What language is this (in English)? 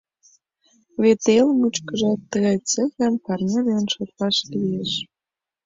Mari